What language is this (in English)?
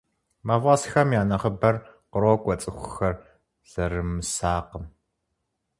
Kabardian